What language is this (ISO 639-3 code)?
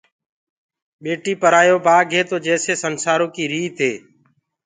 ggg